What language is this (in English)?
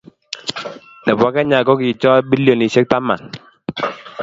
Kalenjin